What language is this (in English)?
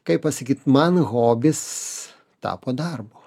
Lithuanian